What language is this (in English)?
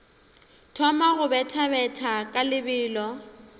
Northern Sotho